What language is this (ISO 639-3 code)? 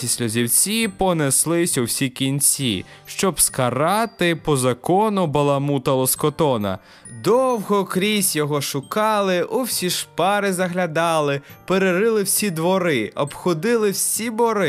ukr